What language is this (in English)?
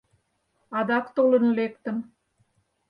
Mari